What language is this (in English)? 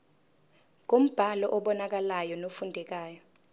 Zulu